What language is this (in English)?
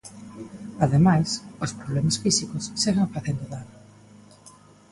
Galician